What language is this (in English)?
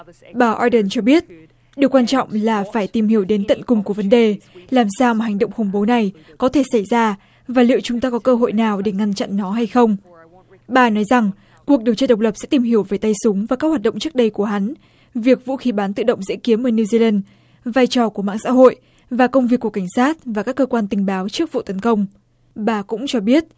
Vietnamese